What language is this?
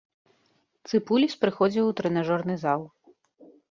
Belarusian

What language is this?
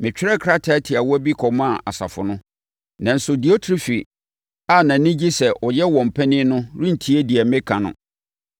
Akan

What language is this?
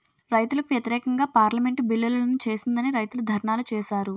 Telugu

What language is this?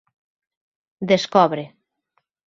Galician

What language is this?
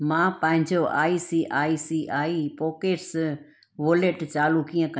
Sindhi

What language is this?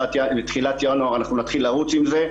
Hebrew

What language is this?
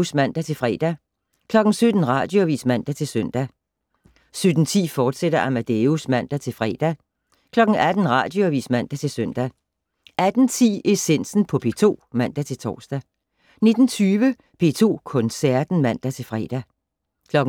Danish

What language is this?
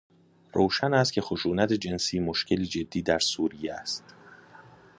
Persian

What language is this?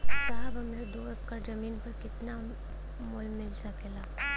Bhojpuri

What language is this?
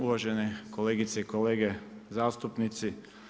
Croatian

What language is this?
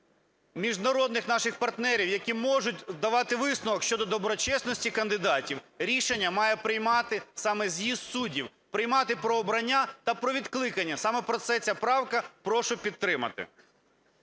Ukrainian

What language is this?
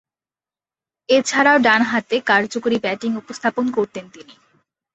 Bangla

